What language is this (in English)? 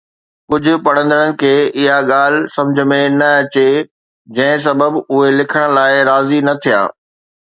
Sindhi